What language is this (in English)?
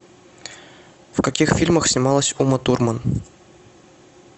Russian